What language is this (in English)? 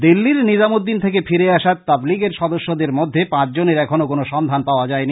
Bangla